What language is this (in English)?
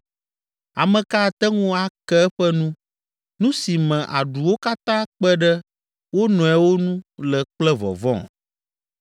Ewe